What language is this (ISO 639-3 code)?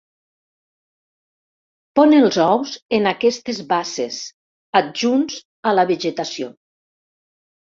cat